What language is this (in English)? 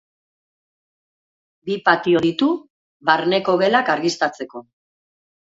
Basque